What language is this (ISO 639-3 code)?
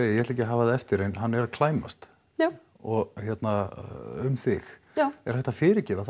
isl